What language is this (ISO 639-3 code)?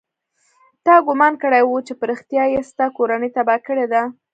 pus